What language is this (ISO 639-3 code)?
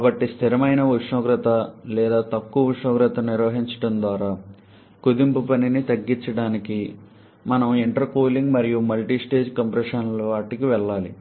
tel